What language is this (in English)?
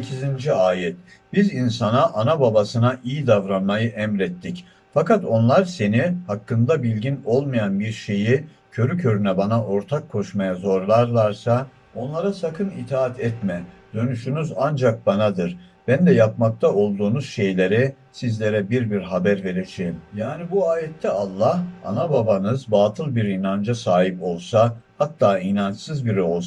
Turkish